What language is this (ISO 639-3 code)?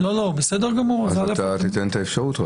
heb